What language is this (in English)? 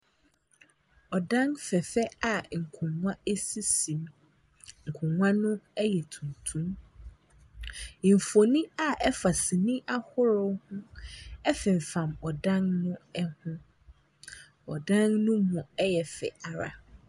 Akan